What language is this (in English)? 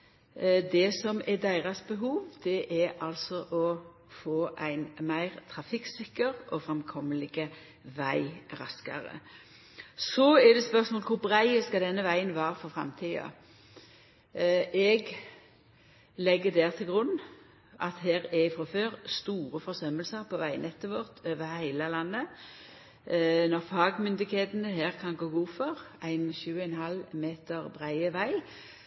Norwegian Nynorsk